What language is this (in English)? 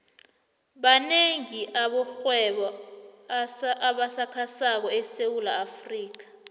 South Ndebele